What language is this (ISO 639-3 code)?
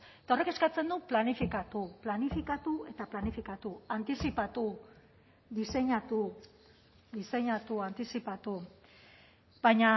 eus